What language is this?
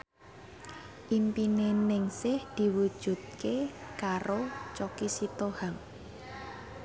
Javanese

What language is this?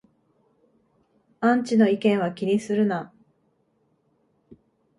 Japanese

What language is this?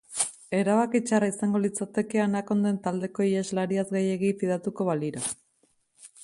Basque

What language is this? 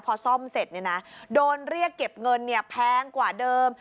Thai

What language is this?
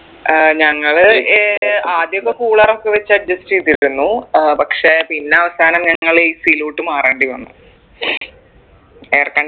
Malayalam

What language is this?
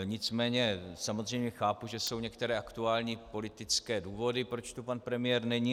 Czech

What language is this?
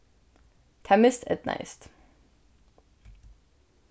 Faroese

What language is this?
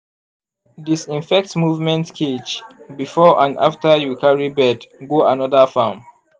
Nigerian Pidgin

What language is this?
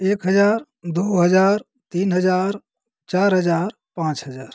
Hindi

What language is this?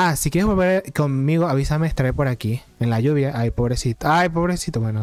Spanish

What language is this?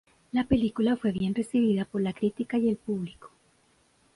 Spanish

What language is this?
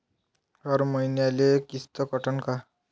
Marathi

